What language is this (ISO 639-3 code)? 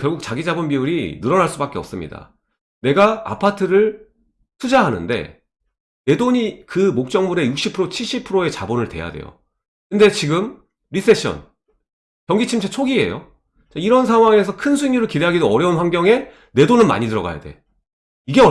kor